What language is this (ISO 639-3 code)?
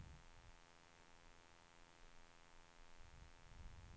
swe